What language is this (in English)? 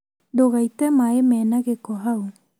Kikuyu